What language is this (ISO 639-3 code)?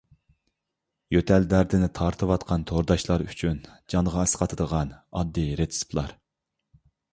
uig